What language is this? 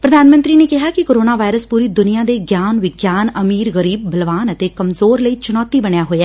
Punjabi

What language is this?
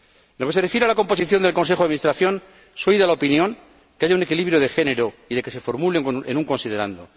Spanish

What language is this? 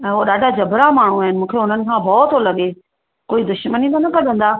Sindhi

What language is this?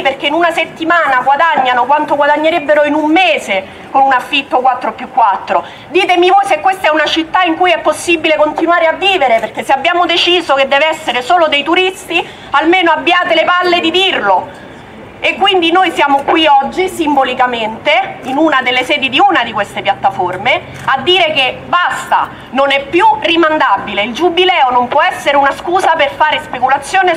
Italian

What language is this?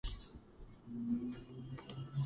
Georgian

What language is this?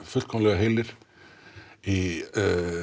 Icelandic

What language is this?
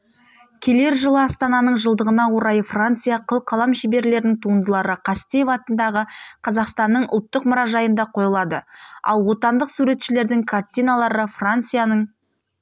Kazakh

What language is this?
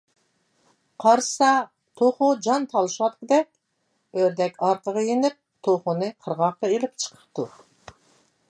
Uyghur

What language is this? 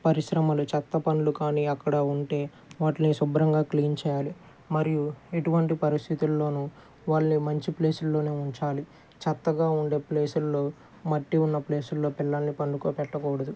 Telugu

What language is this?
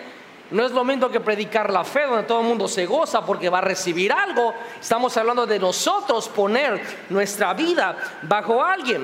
Spanish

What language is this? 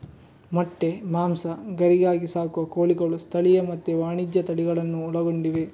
Kannada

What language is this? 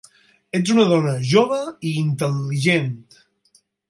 Catalan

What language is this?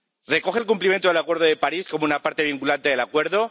Spanish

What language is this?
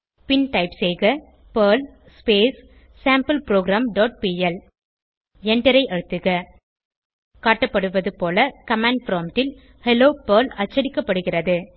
Tamil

